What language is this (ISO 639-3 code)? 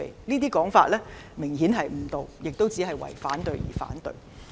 yue